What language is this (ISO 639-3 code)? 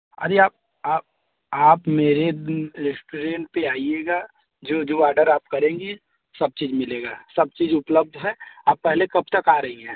hin